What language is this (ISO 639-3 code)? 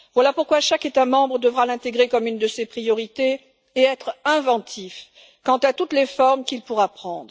fra